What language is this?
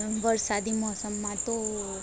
Gujarati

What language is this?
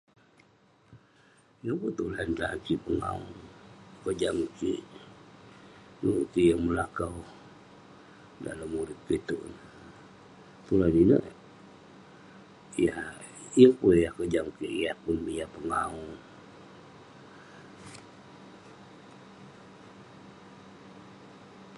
Western Penan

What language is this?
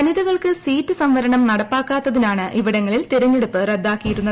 Malayalam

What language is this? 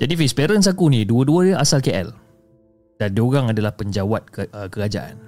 Malay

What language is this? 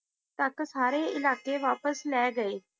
Punjabi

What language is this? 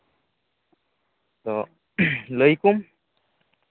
Santali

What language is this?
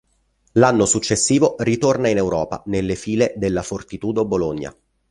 Italian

